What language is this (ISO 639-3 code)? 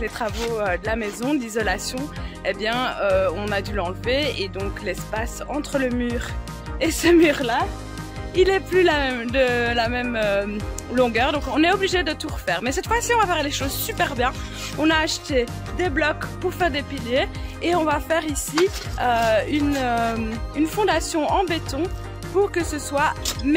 fra